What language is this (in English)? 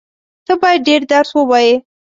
Pashto